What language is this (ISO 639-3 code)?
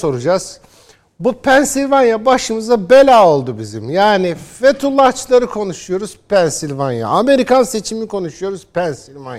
tur